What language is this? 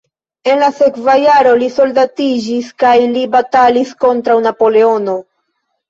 Esperanto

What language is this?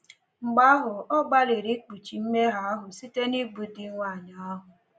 Igbo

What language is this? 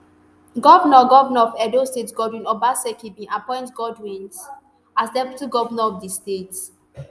Nigerian Pidgin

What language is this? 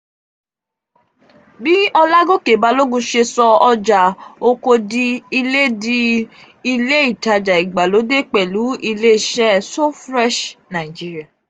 Yoruba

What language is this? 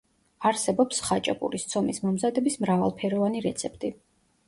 Georgian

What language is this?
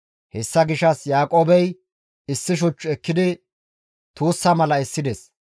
Gamo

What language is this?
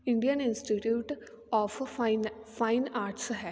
Punjabi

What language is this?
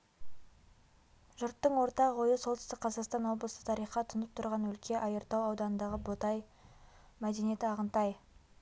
Kazakh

